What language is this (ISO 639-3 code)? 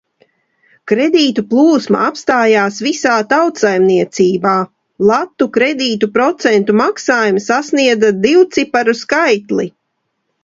lav